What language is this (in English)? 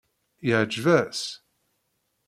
Kabyle